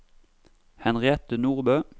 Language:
Norwegian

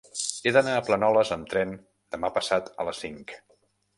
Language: Catalan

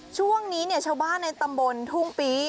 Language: Thai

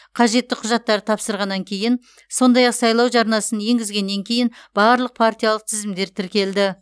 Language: Kazakh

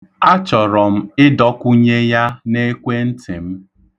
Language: Igbo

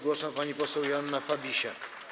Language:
Polish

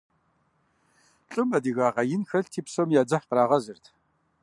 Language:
Kabardian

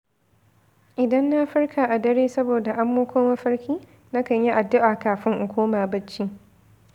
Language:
Hausa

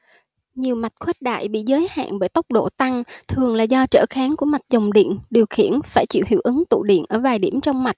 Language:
Vietnamese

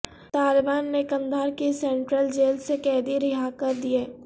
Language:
Urdu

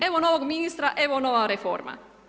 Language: Croatian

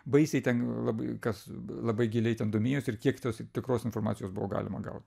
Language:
Lithuanian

